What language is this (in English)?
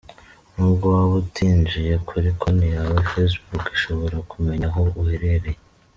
Kinyarwanda